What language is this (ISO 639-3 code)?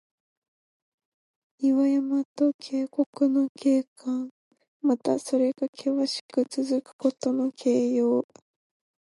jpn